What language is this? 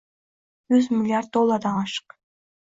Uzbek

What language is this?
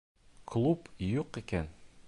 Bashkir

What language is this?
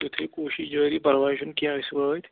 Kashmiri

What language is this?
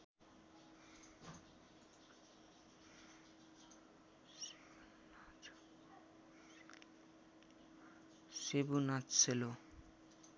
Nepali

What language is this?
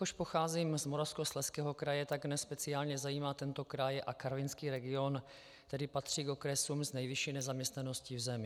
Czech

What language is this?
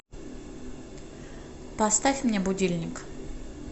Russian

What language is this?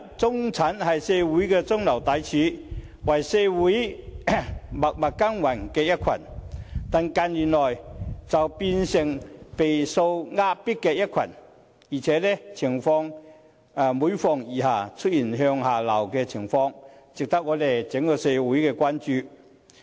Cantonese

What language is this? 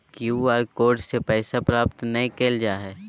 Magahi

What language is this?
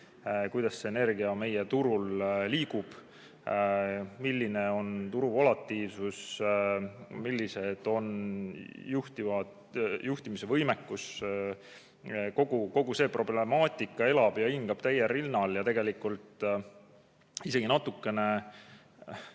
Estonian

